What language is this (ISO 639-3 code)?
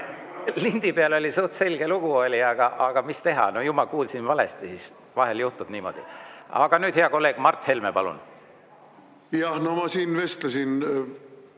est